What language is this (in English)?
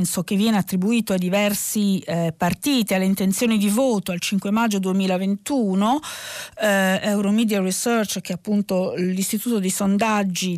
Italian